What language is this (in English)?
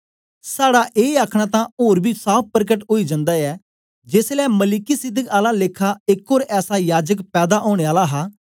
Dogri